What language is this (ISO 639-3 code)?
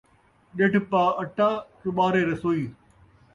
skr